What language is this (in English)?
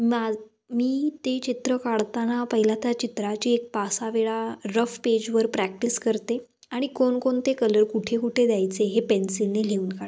Marathi